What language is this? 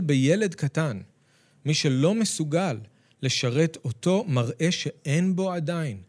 Hebrew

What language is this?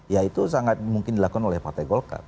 Indonesian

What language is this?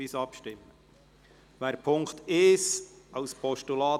Swiss German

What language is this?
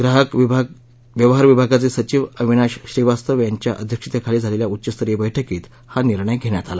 Marathi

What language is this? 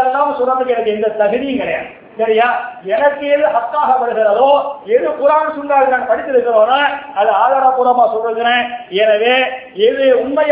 Tamil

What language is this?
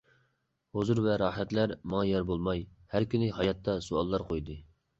Uyghur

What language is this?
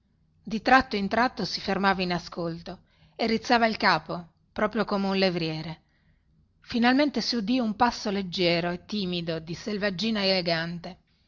Italian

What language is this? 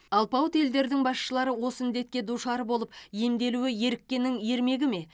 Kazakh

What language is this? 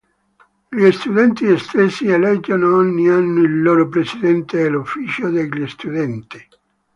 Italian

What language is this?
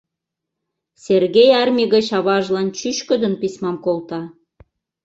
Mari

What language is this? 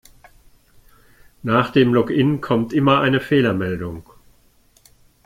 German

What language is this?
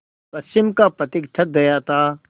Hindi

